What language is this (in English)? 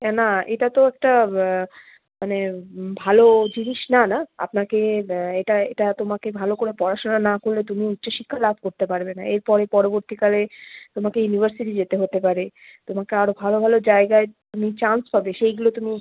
Bangla